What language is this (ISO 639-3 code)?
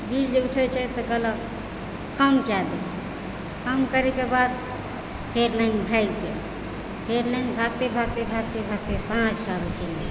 mai